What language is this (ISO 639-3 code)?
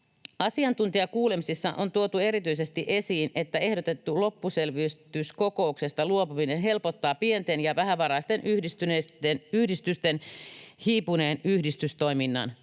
fin